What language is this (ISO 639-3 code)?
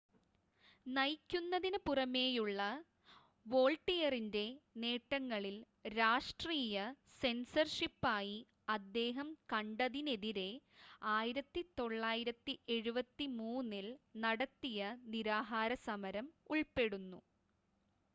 mal